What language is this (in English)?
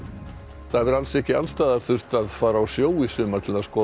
Icelandic